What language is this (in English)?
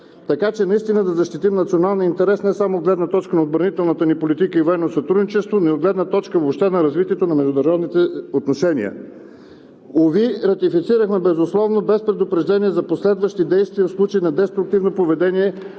Bulgarian